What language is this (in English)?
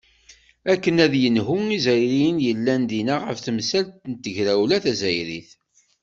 Kabyle